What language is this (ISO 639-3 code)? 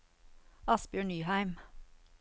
nor